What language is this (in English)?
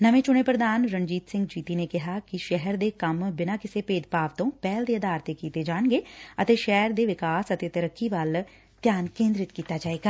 Punjabi